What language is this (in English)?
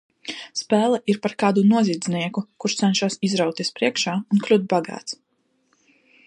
Latvian